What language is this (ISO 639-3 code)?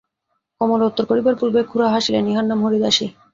ben